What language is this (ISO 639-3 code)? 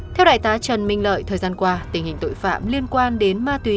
vie